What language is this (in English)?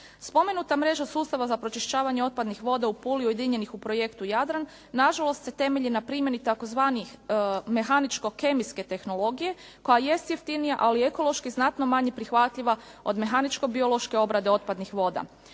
Croatian